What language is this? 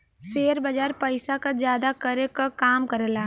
Bhojpuri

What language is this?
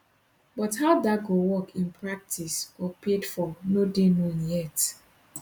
Nigerian Pidgin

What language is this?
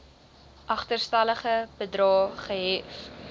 Afrikaans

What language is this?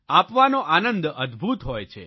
Gujarati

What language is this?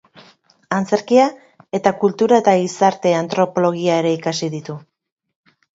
Basque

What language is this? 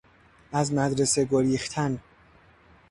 Persian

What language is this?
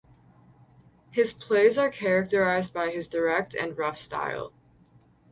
English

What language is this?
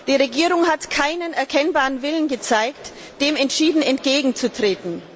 German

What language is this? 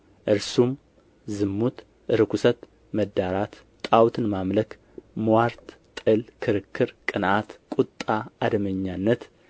Amharic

